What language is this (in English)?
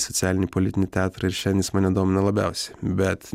Lithuanian